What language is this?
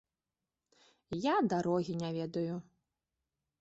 Belarusian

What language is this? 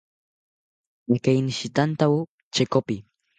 South Ucayali Ashéninka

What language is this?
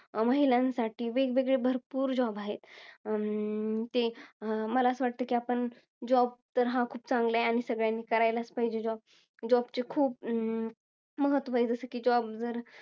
Marathi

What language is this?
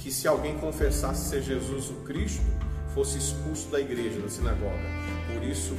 Portuguese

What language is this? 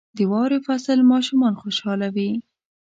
Pashto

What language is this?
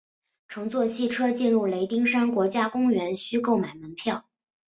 Chinese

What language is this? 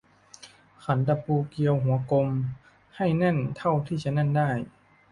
Thai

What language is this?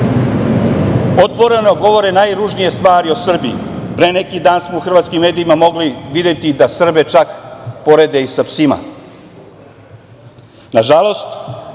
Serbian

